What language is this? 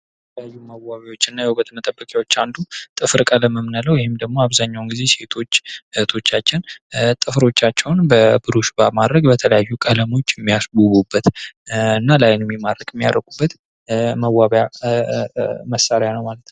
Amharic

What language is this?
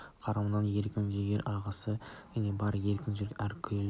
Kazakh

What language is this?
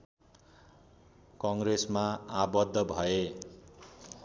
Nepali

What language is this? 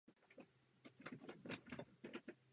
Czech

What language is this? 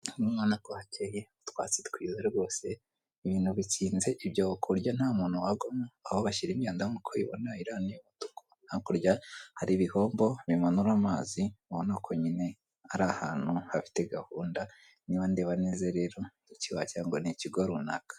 Kinyarwanda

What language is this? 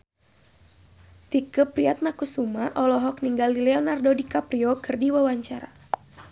Sundanese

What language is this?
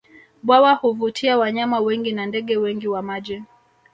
Swahili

